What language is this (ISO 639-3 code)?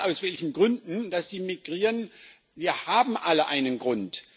deu